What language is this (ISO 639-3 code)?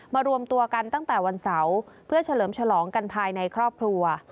tha